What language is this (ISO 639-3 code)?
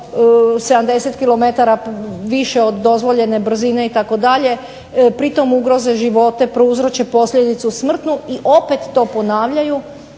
hrv